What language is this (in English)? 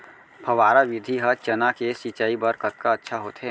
Chhattisgarhi